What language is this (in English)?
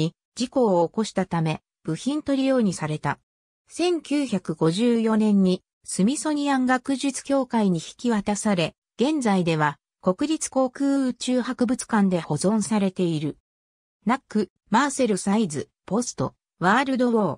Japanese